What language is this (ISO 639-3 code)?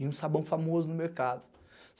por